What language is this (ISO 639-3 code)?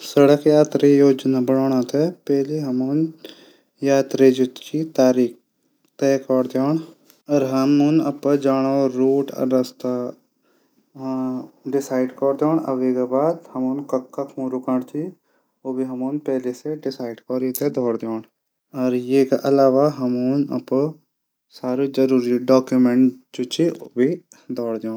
gbm